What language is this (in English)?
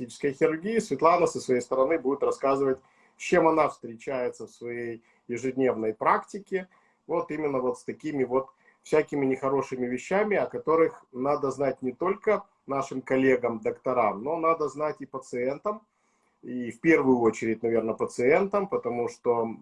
Russian